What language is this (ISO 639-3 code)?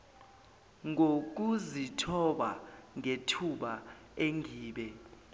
zul